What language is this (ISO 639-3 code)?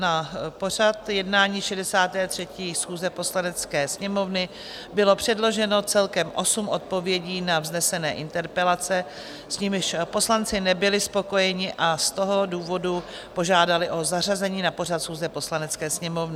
ces